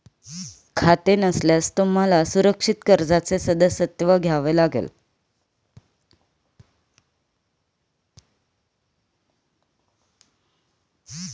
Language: Marathi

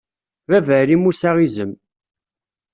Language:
Kabyle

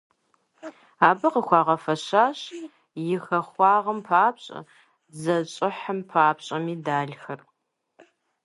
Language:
Kabardian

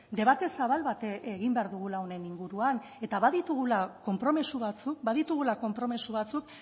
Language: Basque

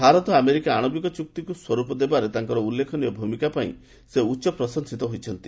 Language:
Odia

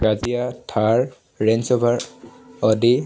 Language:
Assamese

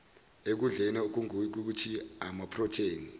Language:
Zulu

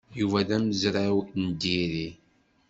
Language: Kabyle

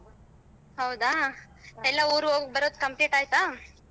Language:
Kannada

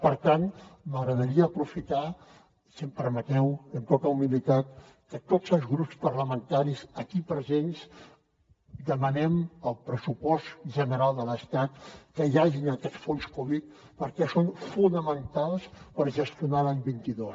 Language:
Catalan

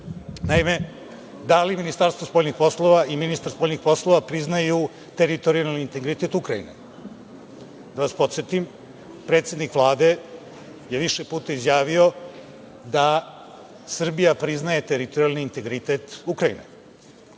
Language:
Serbian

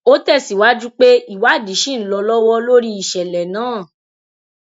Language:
Yoruba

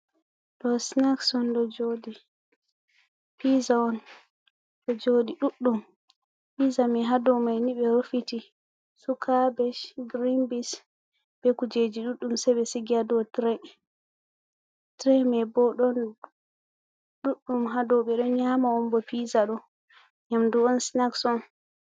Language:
Fula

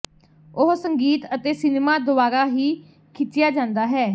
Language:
Punjabi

